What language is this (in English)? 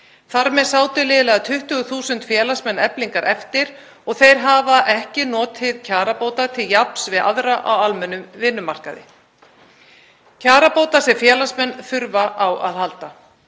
Icelandic